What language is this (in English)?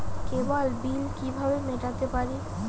Bangla